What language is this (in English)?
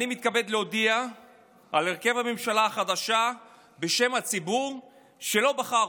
Hebrew